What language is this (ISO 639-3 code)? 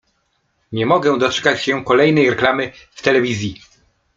pol